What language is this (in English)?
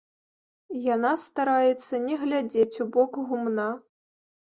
Belarusian